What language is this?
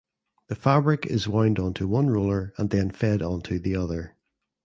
English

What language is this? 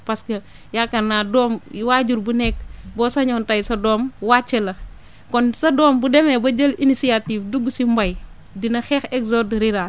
Wolof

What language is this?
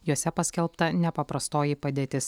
Lithuanian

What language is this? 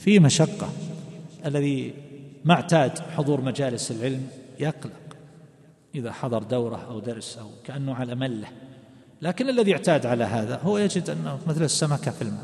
Arabic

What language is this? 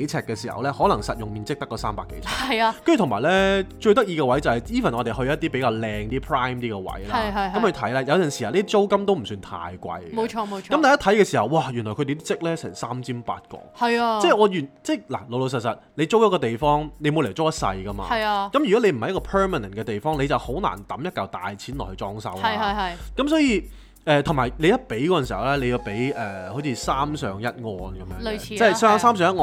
Chinese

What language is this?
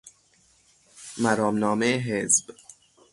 Persian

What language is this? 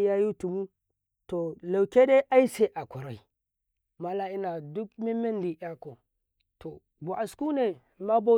Karekare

